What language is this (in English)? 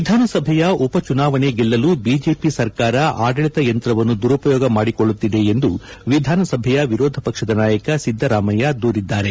Kannada